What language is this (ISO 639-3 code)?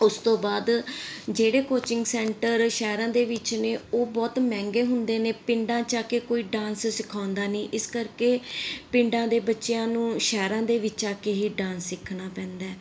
pan